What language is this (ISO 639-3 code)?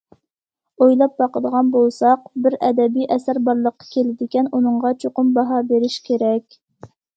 uig